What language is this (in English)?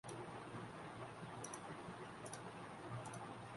Urdu